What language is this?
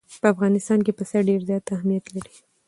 Pashto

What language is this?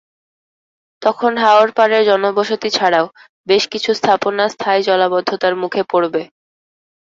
Bangla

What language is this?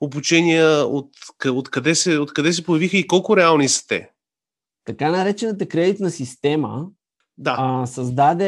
Bulgarian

